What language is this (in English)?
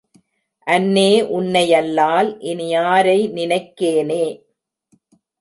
Tamil